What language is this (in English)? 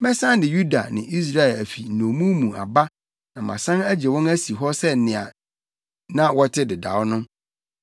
Akan